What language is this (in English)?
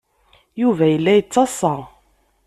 Kabyle